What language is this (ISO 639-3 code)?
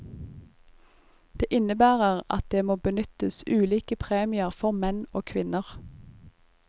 nor